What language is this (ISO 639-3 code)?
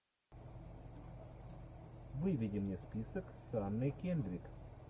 rus